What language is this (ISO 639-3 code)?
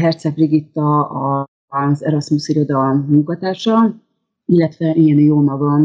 hun